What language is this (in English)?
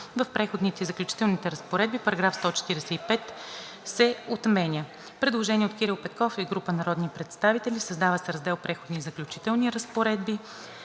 Bulgarian